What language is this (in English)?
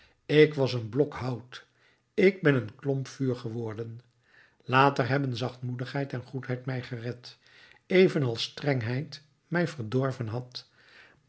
Dutch